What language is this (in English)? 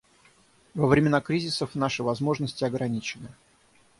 Russian